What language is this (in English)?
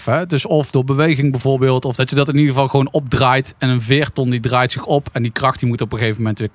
Dutch